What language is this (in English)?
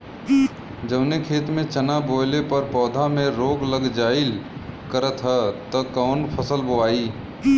Bhojpuri